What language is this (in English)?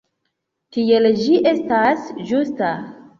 Esperanto